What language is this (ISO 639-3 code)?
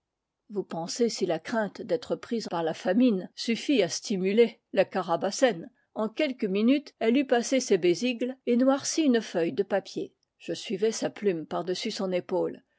fra